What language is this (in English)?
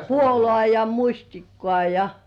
Finnish